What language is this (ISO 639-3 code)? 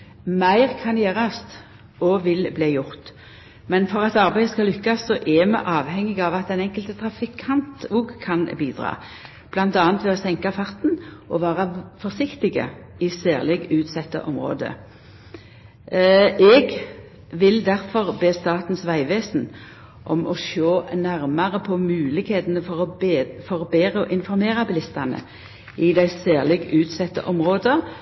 nno